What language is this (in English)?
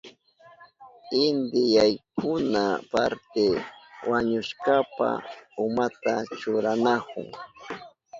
Southern Pastaza Quechua